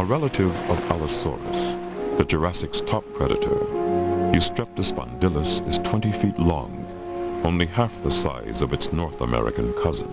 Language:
English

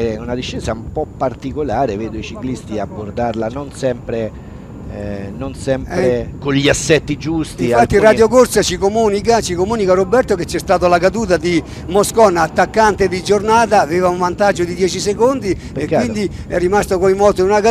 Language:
Italian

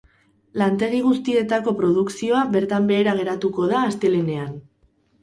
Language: Basque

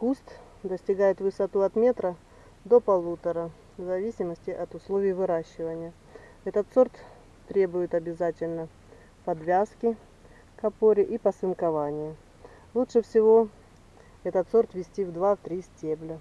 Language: Russian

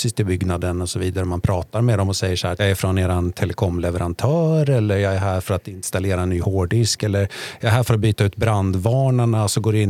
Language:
Swedish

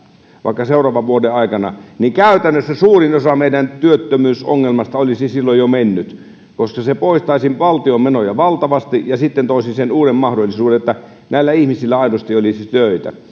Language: Finnish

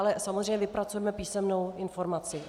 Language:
Czech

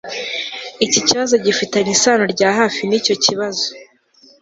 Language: Kinyarwanda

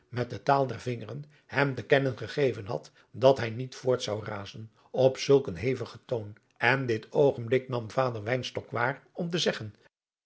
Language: Dutch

